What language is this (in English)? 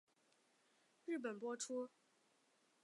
Chinese